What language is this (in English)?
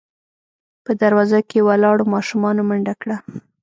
Pashto